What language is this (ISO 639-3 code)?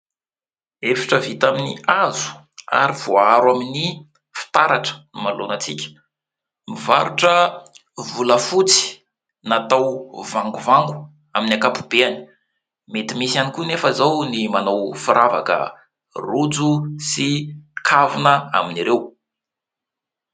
mlg